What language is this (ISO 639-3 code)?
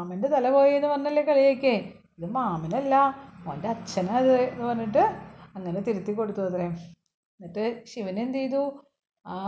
mal